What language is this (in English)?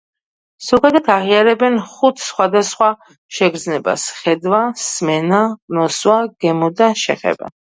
Georgian